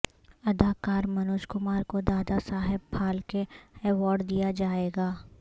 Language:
Urdu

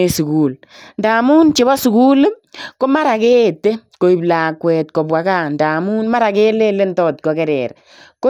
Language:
Kalenjin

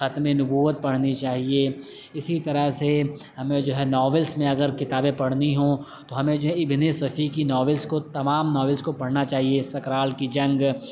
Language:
Urdu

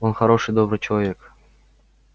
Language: Russian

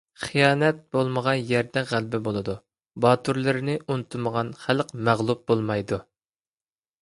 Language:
Uyghur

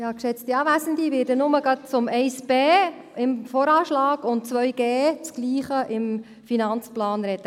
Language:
Swiss German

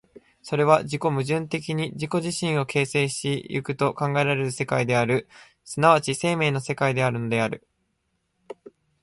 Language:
Japanese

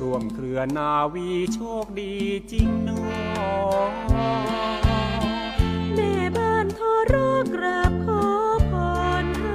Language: Thai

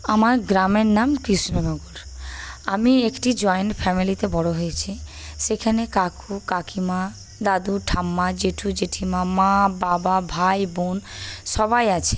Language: Bangla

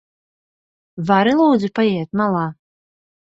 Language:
Latvian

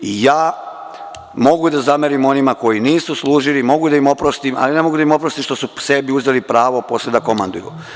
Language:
Serbian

